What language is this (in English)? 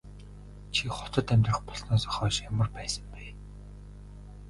Mongolian